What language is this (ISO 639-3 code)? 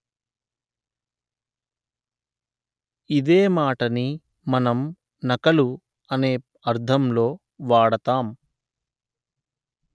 tel